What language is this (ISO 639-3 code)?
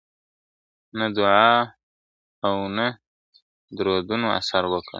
pus